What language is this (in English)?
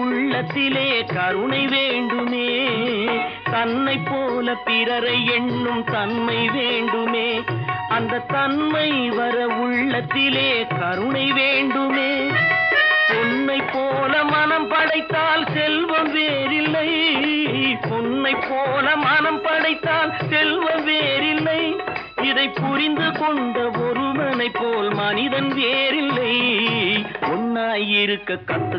Tamil